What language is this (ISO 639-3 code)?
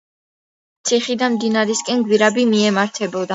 kat